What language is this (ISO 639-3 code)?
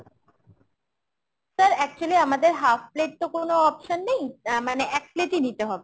ben